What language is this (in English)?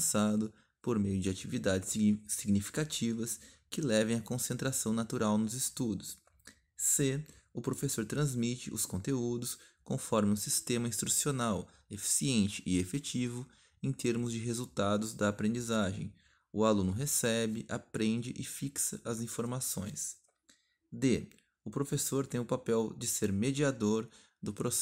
Portuguese